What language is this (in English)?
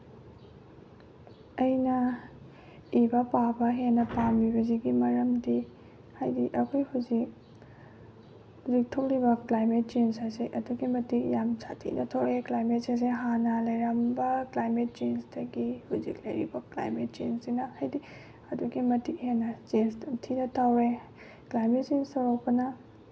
Manipuri